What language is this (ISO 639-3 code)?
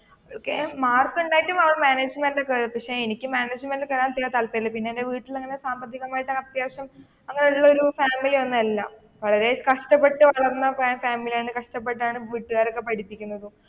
mal